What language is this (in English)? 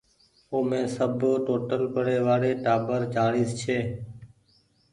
Goaria